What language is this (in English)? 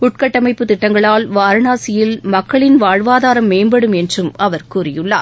Tamil